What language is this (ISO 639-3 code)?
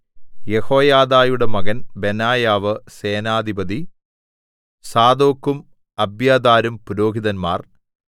mal